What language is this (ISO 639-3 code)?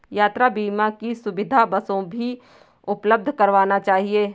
hin